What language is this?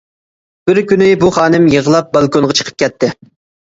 Uyghur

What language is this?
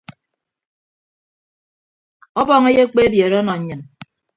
Ibibio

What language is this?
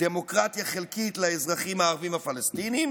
Hebrew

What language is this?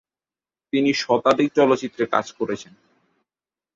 Bangla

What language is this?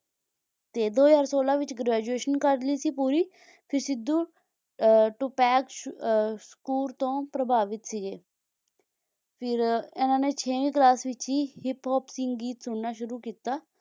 Punjabi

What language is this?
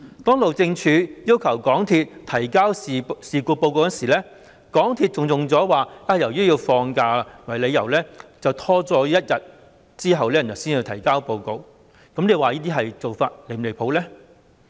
Cantonese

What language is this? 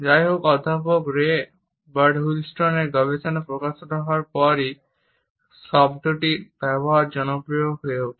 Bangla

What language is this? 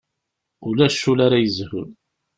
Kabyle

